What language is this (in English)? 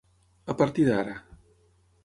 Catalan